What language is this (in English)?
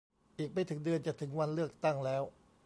Thai